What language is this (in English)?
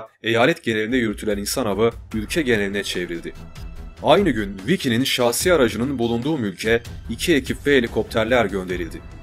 Turkish